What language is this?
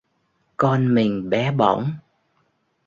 Vietnamese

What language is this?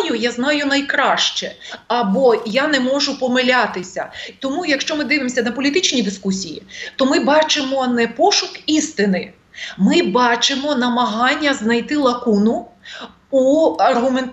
Ukrainian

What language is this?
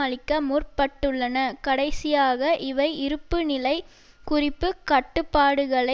Tamil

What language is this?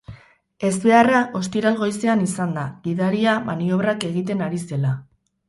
Basque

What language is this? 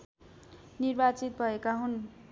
Nepali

